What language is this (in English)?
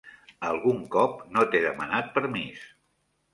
Catalan